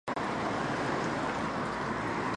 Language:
Chinese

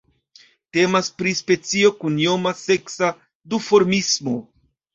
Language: Esperanto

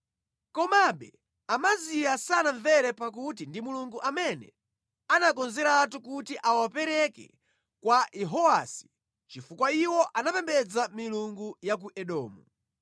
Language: Nyanja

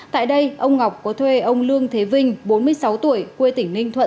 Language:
Vietnamese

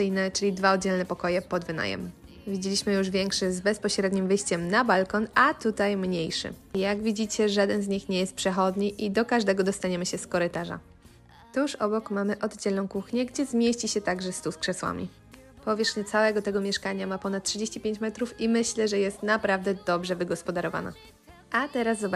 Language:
Polish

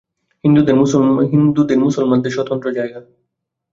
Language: Bangla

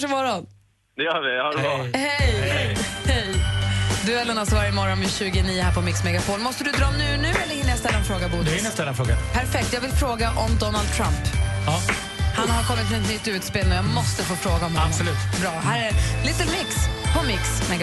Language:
Swedish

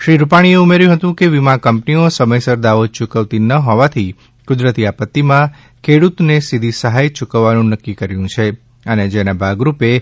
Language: Gujarati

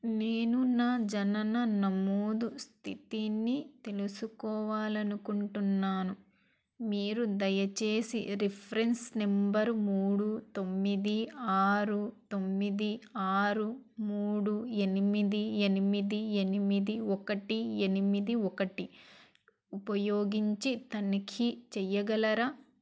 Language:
Telugu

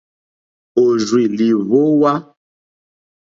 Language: Mokpwe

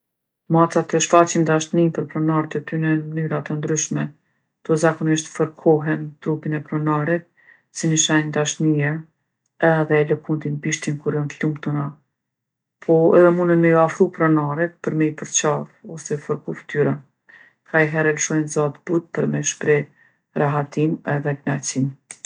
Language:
Gheg Albanian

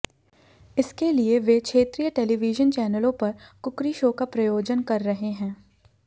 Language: Hindi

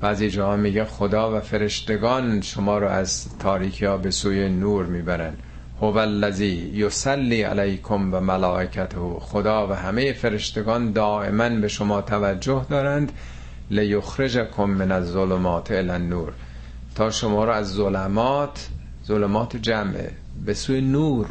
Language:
Persian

